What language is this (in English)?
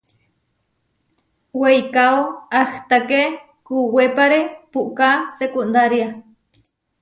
Huarijio